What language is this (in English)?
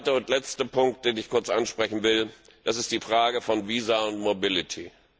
German